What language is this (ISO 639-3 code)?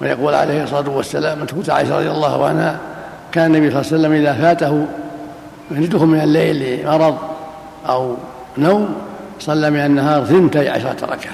ara